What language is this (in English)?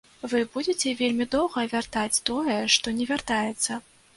Belarusian